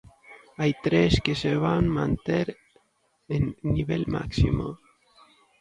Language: Galician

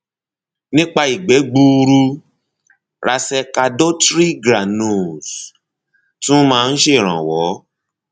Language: Yoruba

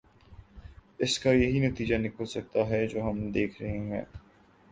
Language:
Urdu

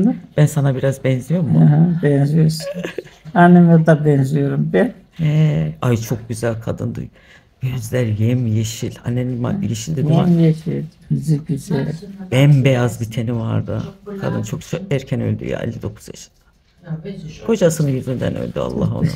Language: Turkish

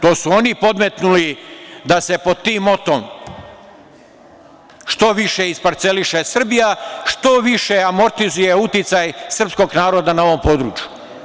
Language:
Serbian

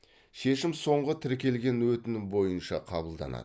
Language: Kazakh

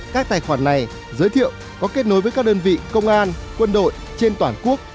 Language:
Vietnamese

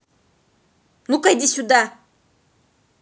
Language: Russian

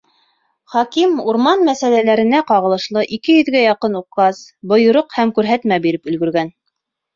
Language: Bashkir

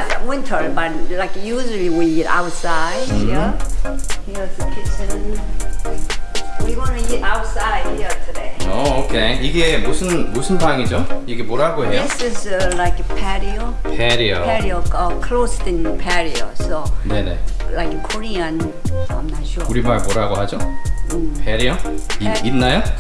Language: Korean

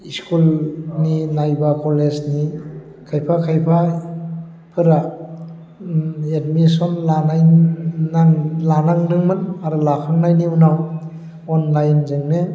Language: Bodo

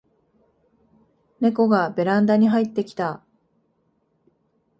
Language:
Japanese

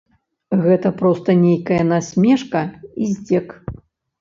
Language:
Belarusian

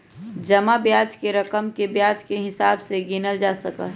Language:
Magahi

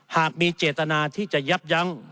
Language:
Thai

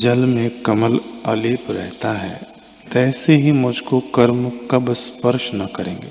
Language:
Hindi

